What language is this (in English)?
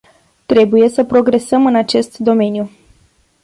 Romanian